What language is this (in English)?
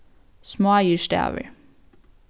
Faroese